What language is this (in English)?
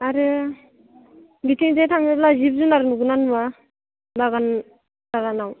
Bodo